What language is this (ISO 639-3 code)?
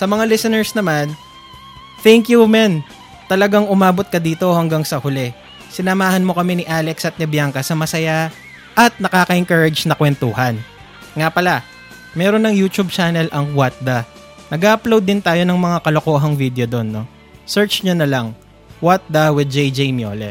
fil